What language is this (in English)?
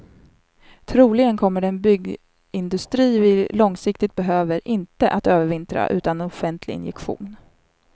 Swedish